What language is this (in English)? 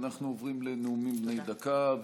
Hebrew